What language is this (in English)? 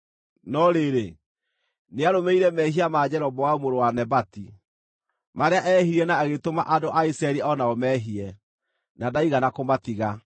Kikuyu